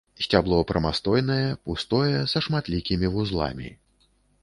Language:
Belarusian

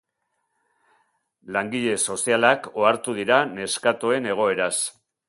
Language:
Basque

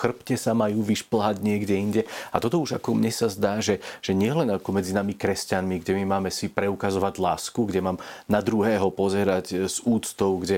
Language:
Slovak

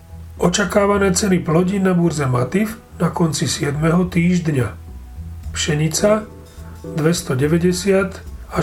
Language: Slovak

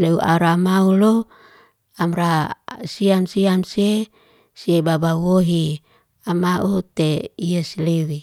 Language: Liana-Seti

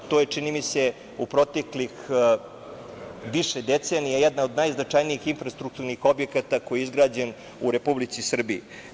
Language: Serbian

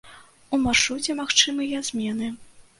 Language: Belarusian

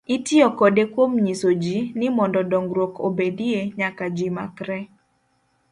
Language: Luo (Kenya and Tanzania)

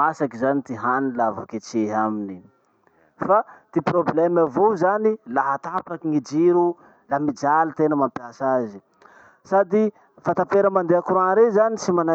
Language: Masikoro Malagasy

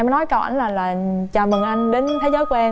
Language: Vietnamese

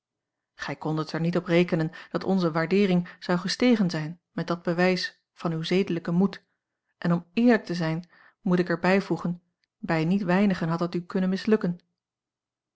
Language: Dutch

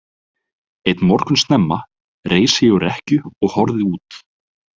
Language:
Icelandic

